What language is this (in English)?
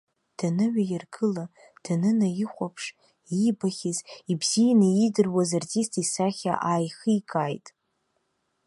Abkhazian